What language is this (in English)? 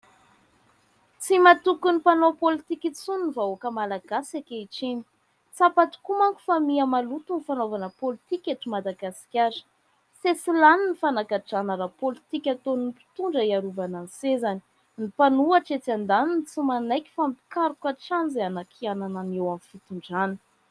Malagasy